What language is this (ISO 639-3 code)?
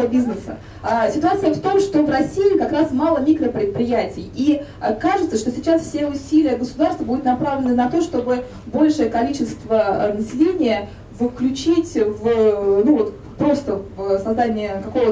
rus